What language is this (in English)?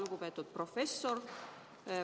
Estonian